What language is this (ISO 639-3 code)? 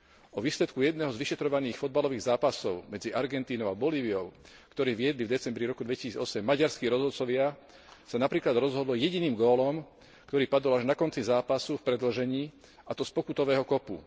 slk